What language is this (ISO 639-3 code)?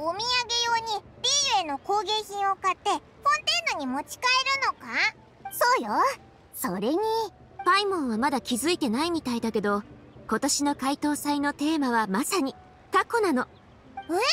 jpn